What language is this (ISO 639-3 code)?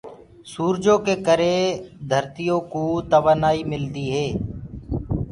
ggg